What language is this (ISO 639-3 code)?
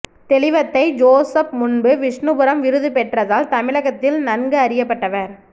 tam